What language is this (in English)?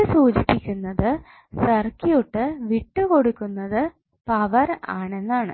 Malayalam